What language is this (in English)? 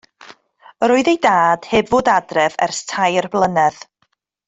Welsh